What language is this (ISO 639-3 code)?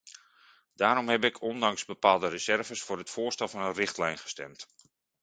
nld